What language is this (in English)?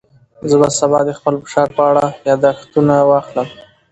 Pashto